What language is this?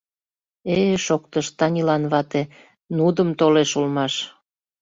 Mari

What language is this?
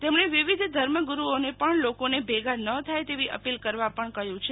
Gujarati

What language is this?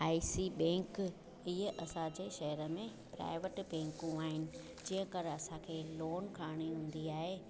Sindhi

